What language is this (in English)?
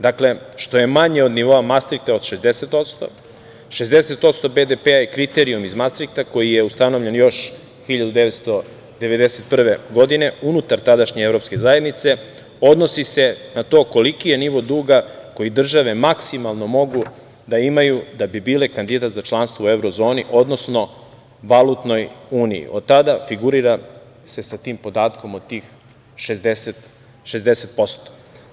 Serbian